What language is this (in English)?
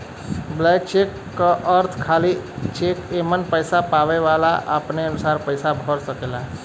Bhojpuri